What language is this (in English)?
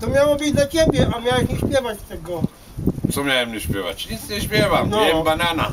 Polish